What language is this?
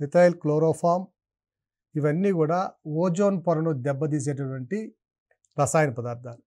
Telugu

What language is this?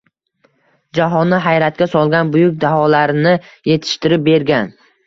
Uzbek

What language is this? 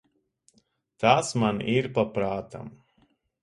Latvian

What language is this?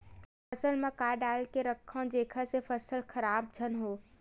Chhattisgarhi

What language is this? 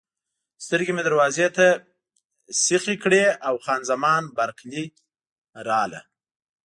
Pashto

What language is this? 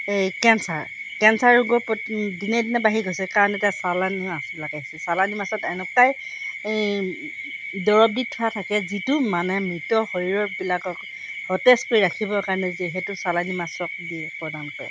Assamese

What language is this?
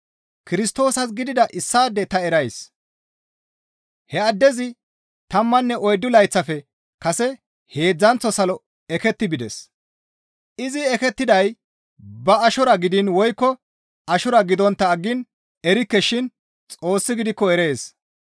Gamo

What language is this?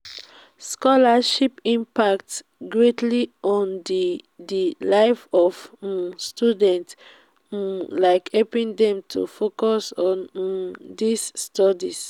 Nigerian Pidgin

